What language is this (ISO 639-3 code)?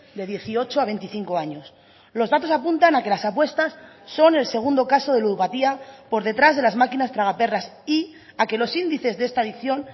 spa